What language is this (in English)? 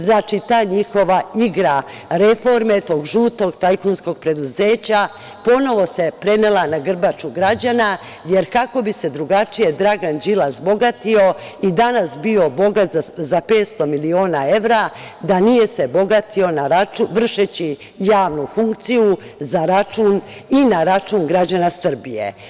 Serbian